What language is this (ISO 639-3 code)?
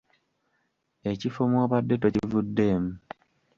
lug